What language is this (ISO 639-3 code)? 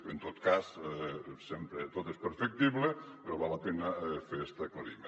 cat